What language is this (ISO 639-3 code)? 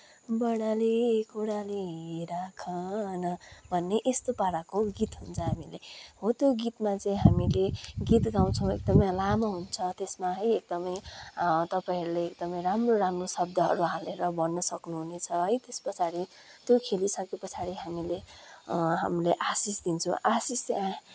nep